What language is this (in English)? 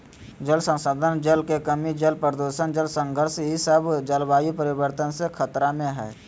Magahi